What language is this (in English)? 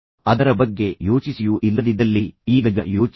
Kannada